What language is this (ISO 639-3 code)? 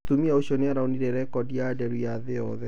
kik